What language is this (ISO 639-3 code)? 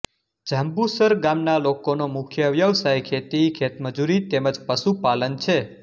guj